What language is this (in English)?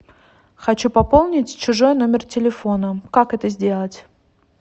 Russian